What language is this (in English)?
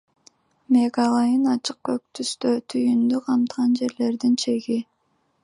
Kyrgyz